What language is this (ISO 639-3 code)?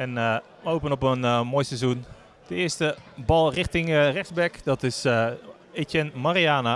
nld